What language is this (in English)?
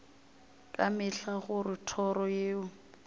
Northern Sotho